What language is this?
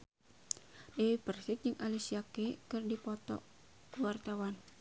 Sundanese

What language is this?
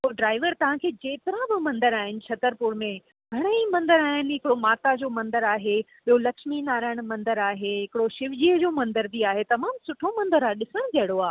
Sindhi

